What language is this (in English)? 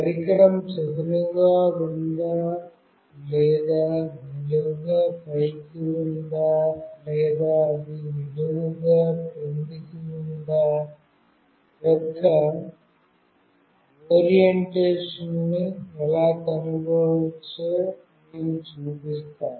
Telugu